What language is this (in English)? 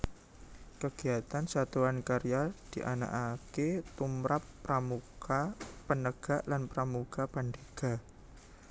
Javanese